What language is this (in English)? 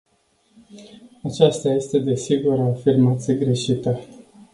Romanian